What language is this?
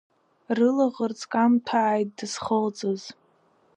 Abkhazian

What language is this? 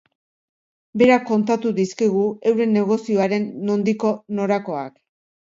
Basque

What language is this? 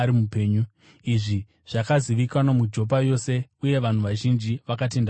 Shona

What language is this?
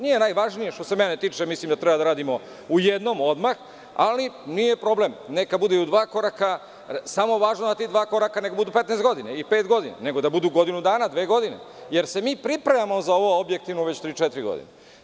Serbian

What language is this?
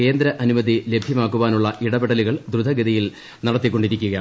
Malayalam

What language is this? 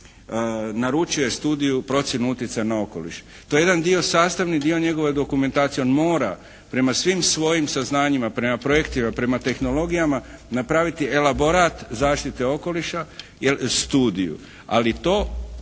Croatian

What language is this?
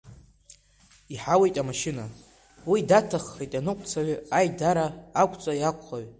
Abkhazian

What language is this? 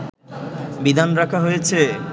Bangla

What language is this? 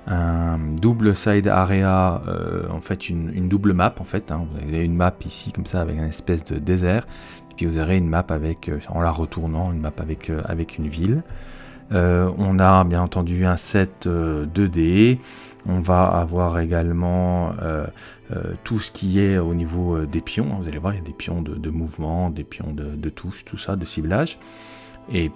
French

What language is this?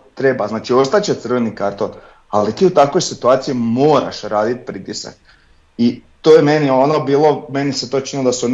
Croatian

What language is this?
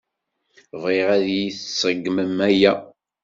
Kabyle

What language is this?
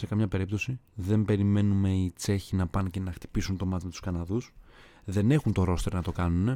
Greek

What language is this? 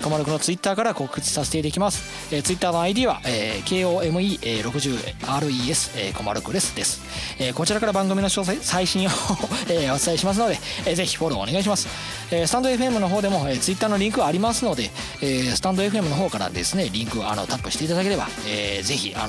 Japanese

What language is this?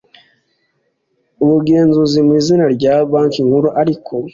Kinyarwanda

